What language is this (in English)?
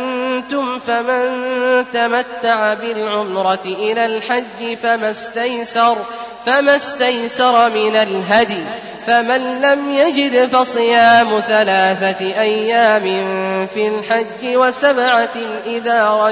Arabic